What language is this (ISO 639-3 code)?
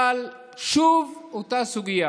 heb